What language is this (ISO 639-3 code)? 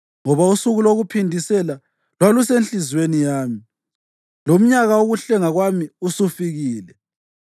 nde